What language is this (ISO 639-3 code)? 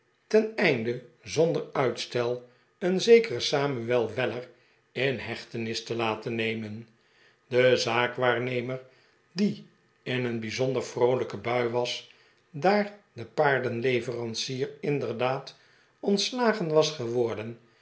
nld